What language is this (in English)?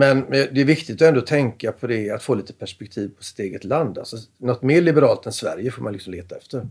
Swedish